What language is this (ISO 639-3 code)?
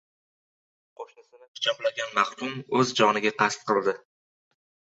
uzb